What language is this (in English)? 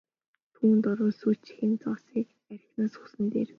Mongolian